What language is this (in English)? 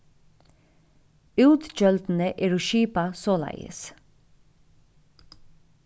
Faroese